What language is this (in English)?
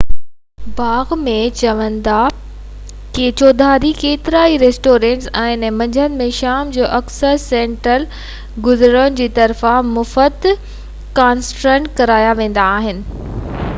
Sindhi